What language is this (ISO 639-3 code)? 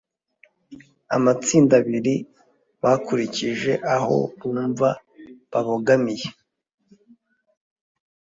kin